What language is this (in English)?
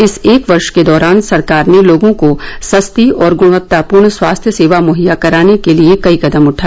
Hindi